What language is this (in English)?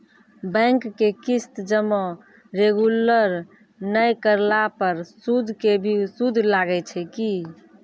Maithili